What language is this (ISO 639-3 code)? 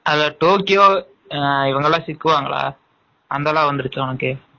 tam